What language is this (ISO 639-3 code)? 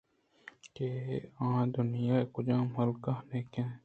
bgp